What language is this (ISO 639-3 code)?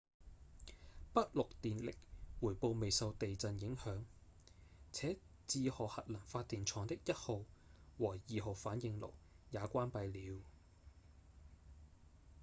yue